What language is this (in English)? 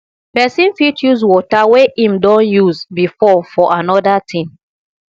Nigerian Pidgin